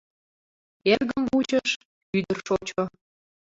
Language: Mari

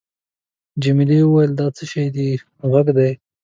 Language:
Pashto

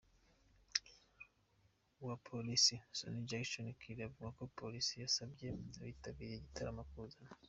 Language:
Kinyarwanda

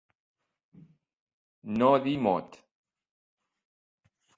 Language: Catalan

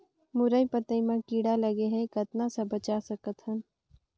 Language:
Chhattisgarhi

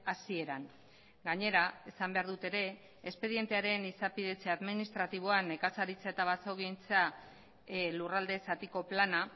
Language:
Basque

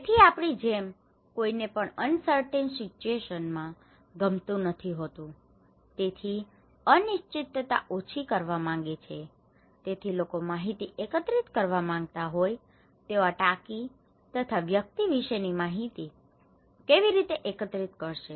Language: Gujarati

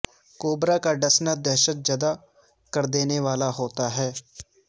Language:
Urdu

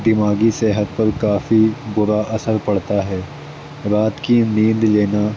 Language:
Urdu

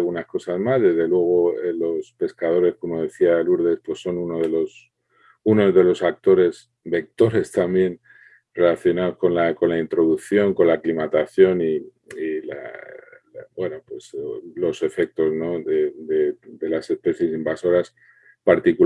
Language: Spanish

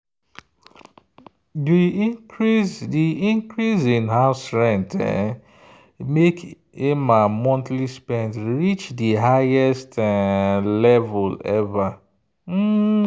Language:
Nigerian Pidgin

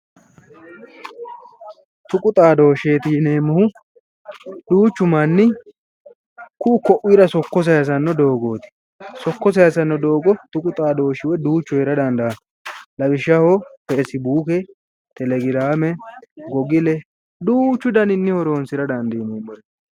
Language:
Sidamo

